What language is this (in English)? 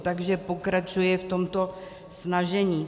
Czech